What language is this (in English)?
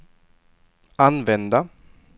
Swedish